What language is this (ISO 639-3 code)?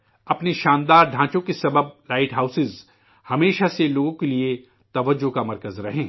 urd